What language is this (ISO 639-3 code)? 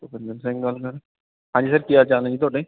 pan